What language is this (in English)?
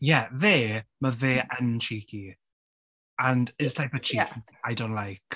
Welsh